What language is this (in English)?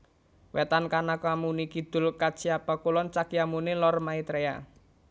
Javanese